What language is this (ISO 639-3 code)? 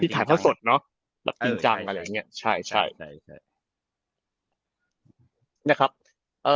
tha